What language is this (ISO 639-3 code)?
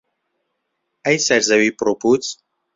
ckb